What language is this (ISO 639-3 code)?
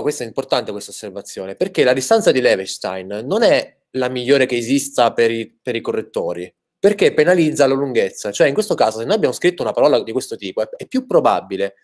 ita